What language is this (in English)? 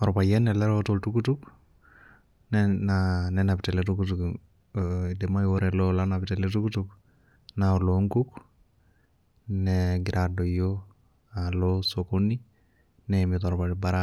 Masai